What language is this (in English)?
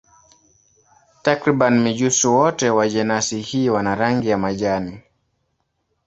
Swahili